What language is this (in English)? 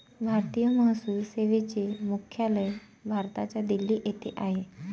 Marathi